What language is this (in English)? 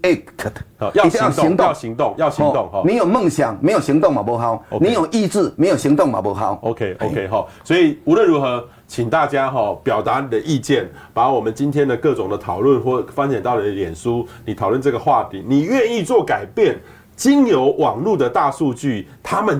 Chinese